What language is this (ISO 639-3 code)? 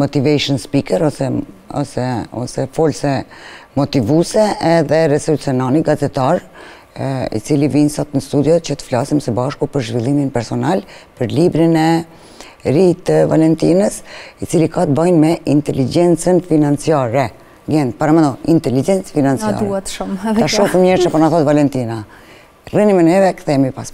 ron